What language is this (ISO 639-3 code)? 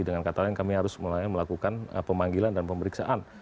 ind